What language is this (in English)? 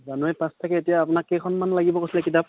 Assamese